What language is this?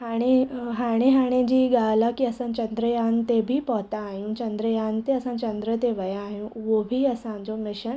Sindhi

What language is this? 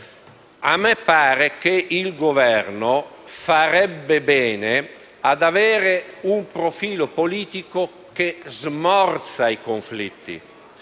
Italian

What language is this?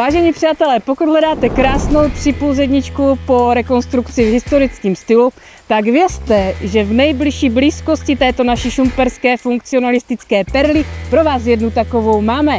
Czech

